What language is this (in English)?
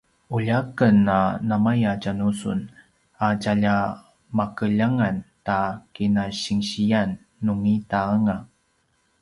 Paiwan